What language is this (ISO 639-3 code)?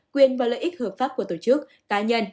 vie